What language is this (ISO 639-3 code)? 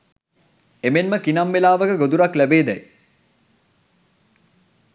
sin